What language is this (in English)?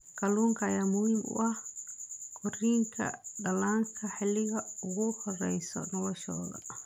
Somali